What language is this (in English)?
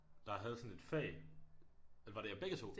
Danish